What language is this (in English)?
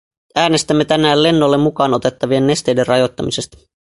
Finnish